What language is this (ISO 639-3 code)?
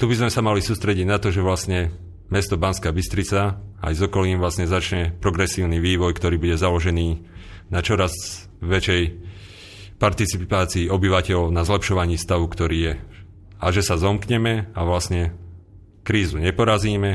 slk